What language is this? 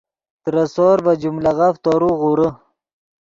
Yidgha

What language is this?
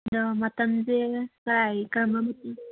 Manipuri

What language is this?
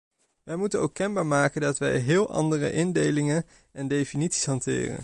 Dutch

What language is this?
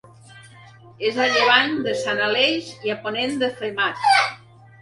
Catalan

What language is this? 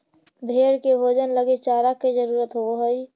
Magahi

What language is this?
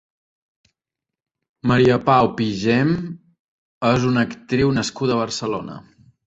Catalan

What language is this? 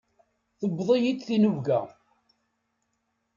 Kabyle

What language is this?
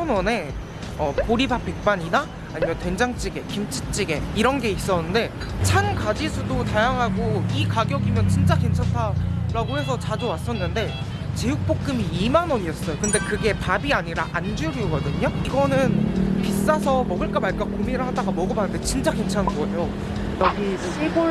Korean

